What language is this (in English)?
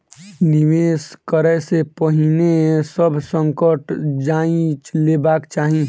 Maithili